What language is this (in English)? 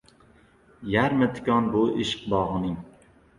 Uzbek